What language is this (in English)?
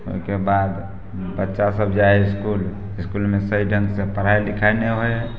Maithili